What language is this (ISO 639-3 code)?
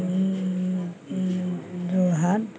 asm